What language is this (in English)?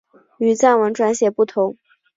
Chinese